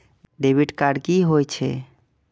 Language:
Maithili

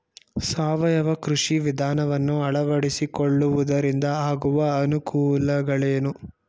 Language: Kannada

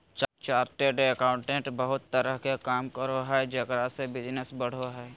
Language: Magahi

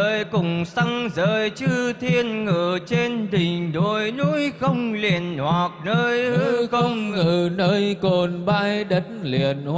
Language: Vietnamese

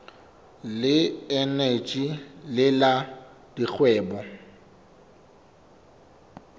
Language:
Southern Sotho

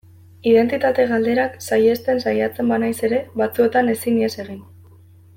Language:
Basque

